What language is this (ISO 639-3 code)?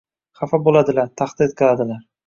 uzb